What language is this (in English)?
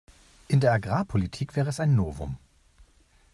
German